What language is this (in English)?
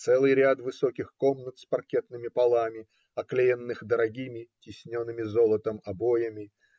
Russian